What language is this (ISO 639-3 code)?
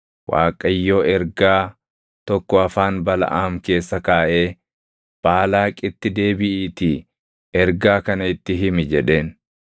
orm